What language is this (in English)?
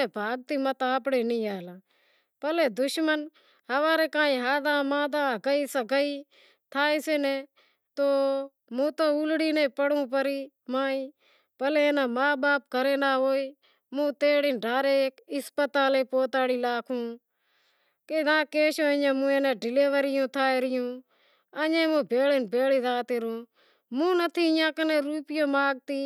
Wadiyara Koli